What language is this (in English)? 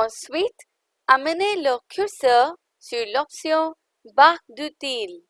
French